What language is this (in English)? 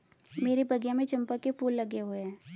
Hindi